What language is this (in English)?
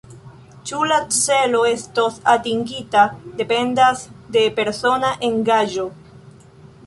Esperanto